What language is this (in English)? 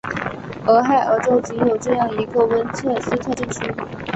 Chinese